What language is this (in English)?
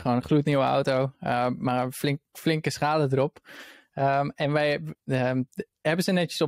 Dutch